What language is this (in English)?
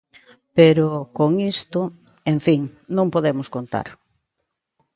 Galician